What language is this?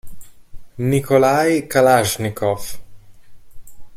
Italian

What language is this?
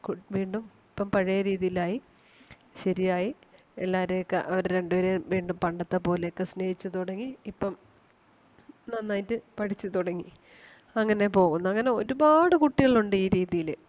Malayalam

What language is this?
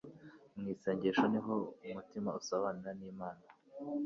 Kinyarwanda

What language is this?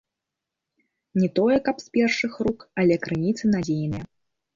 Belarusian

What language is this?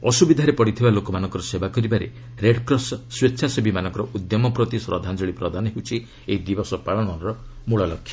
Odia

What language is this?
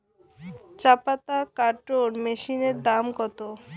Bangla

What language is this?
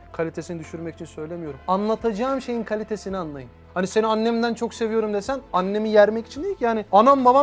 Turkish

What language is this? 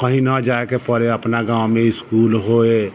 Maithili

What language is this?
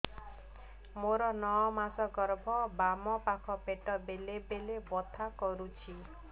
Odia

